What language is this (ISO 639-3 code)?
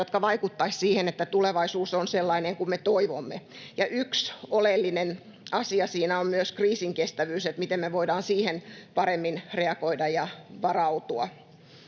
fin